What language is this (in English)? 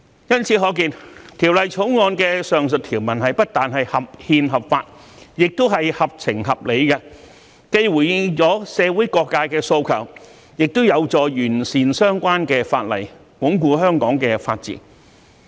Cantonese